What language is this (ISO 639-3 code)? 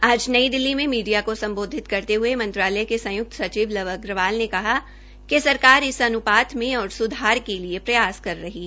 hin